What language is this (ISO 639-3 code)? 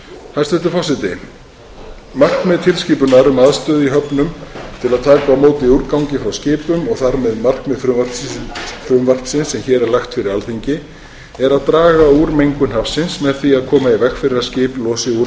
isl